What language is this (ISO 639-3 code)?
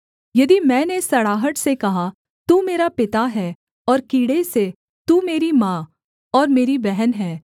hin